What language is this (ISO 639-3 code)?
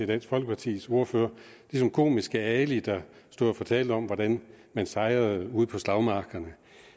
dan